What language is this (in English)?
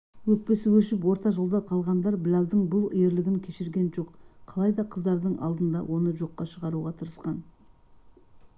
Kazakh